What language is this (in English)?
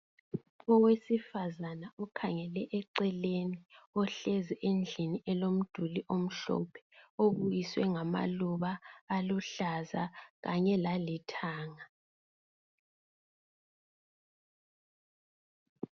North Ndebele